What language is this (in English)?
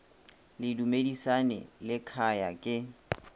Northern Sotho